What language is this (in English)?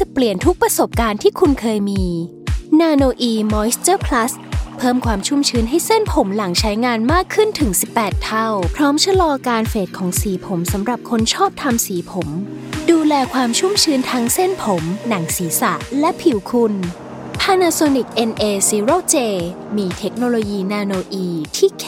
Thai